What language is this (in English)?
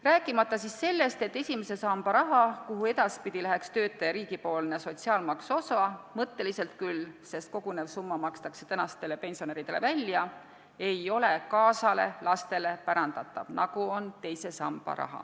Estonian